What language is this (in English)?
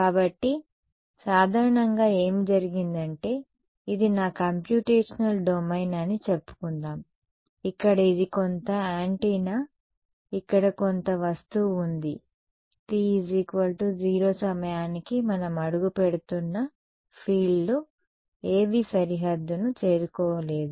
Telugu